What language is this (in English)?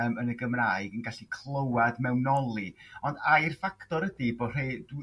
Welsh